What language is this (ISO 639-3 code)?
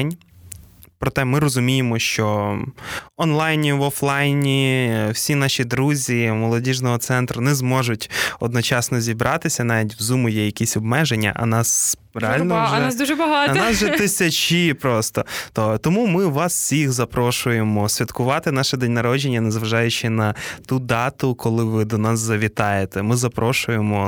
ukr